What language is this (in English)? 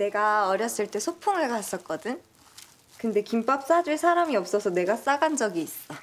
Korean